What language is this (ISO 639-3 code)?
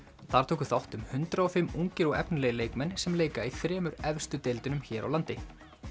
isl